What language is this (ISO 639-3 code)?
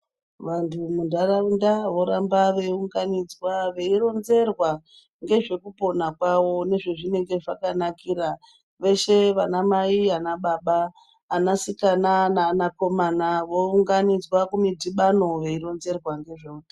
ndc